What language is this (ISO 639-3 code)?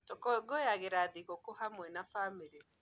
kik